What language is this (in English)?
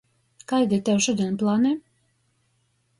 Latgalian